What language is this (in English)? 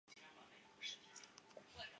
Chinese